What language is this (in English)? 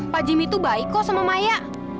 Indonesian